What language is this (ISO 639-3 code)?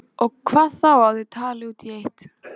isl